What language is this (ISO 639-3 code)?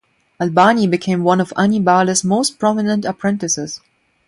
eng